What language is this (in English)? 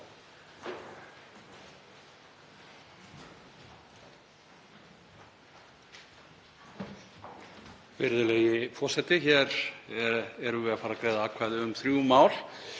Icelandic